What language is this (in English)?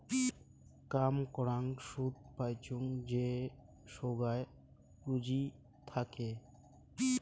Bangla